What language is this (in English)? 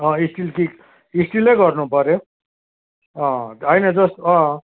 Nepali